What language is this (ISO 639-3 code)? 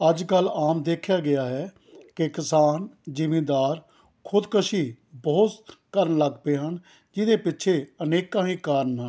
pan